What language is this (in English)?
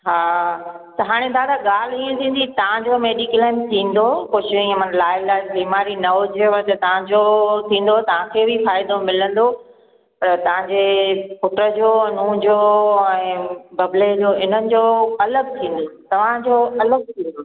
Sindhi